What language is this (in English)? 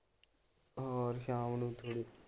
Punjabi